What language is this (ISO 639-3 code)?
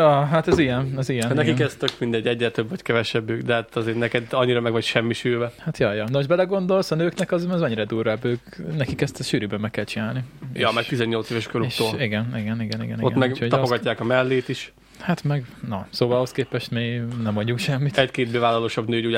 hun